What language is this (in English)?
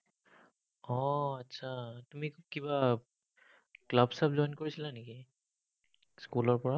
Assamese